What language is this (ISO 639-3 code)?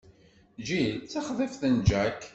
kab